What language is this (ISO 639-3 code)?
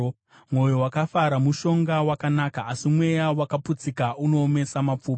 sna